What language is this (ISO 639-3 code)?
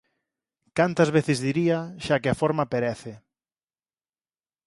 glg